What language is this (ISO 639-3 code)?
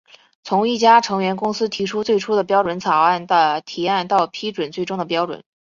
zho